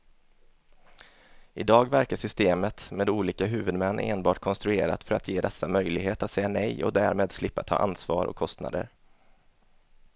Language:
Swedish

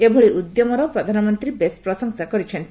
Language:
Odia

